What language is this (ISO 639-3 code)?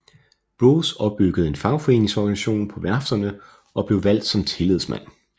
dan